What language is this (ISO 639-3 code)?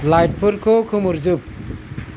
brx